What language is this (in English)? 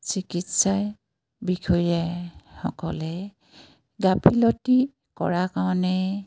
Assamese